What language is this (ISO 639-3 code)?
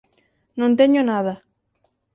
glg